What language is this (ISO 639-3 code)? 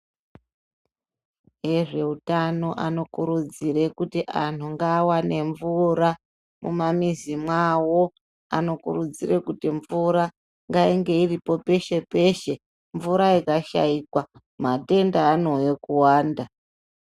ndc